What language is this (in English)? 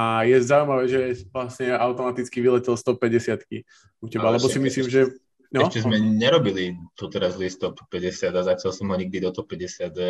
Slovak